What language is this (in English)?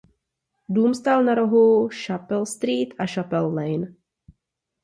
Czech